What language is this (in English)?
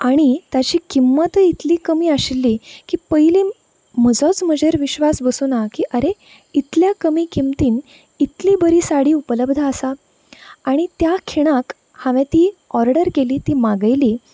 Konkani